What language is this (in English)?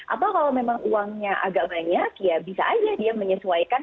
Indonesian